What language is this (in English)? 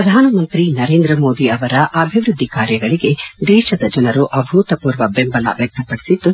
Kannada